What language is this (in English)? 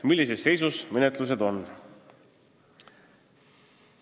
Estonian